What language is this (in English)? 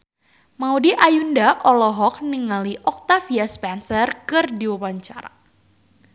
Sundanese